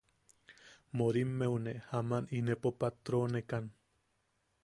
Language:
Yaqui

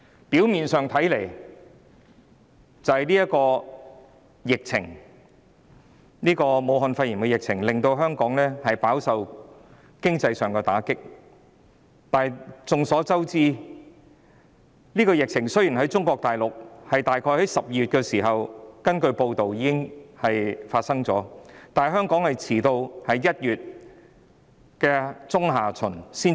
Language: Cantonese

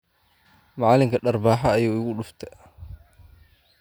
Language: Somali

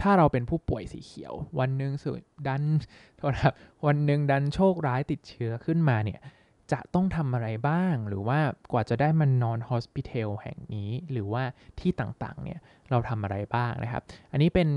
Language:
Thai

